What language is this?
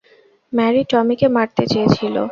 Bangla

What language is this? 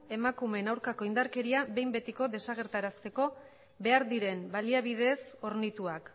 Basque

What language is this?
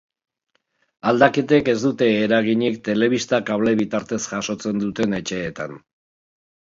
Basque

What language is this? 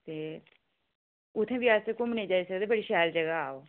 Dogri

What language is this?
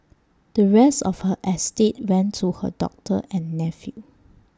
English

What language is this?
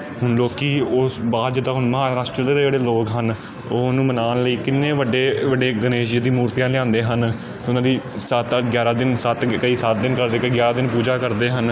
Punjabi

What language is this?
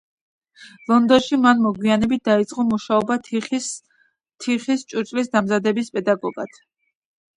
Georgian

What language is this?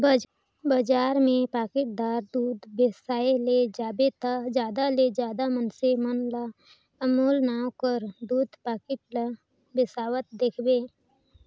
Chhattisgarhi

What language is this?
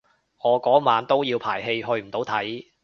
Cantonese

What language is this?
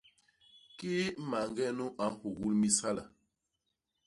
Basaa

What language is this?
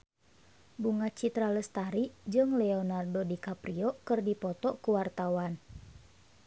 Sundanese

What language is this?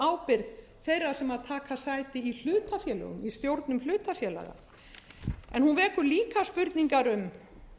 Icelandic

